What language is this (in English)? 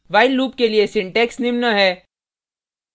Hindi